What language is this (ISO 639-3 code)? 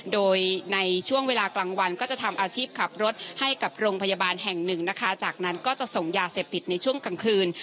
tha